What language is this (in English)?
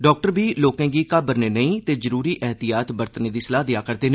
Dogri